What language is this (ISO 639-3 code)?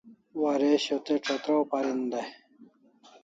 kls